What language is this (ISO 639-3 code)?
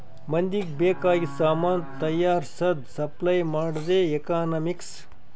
kan